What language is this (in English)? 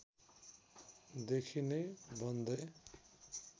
Nepali